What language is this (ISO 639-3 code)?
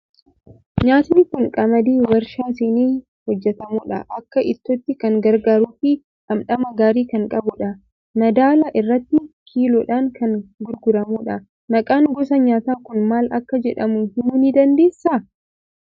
orm